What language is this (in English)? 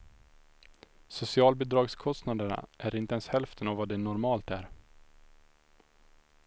Swedish